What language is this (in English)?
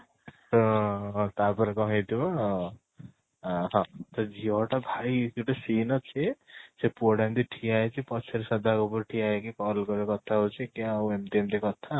Odia